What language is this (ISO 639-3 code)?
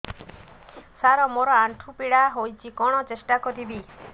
ori